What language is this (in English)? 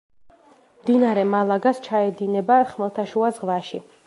Georgian